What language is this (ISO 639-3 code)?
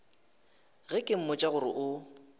nso